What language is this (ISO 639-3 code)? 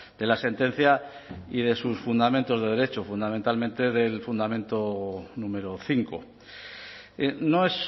spa